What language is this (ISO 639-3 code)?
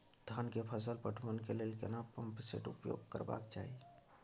mai